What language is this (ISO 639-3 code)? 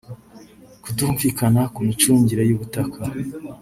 kin